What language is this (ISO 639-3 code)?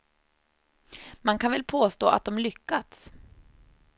swe